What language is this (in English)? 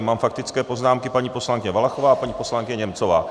Czech